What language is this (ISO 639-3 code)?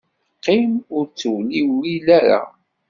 kab